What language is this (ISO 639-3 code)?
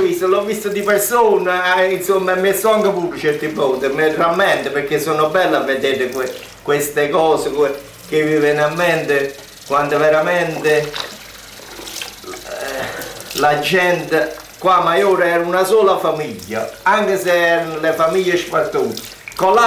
ita